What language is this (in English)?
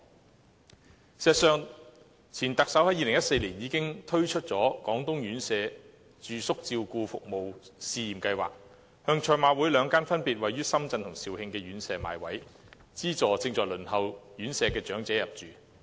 Cantonese